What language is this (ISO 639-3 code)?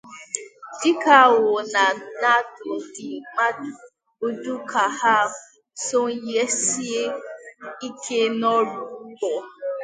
ibo